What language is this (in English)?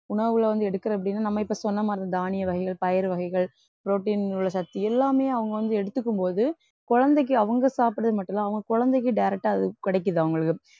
Tamil